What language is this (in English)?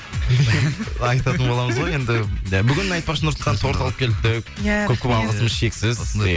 Kazakh